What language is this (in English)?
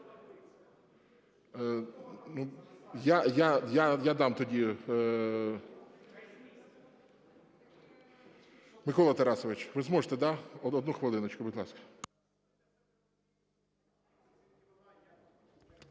Ukrainian